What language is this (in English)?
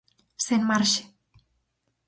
Galician